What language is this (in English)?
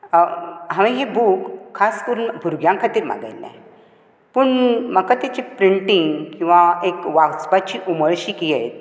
Konkani